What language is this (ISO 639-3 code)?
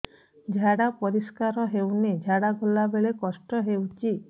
ori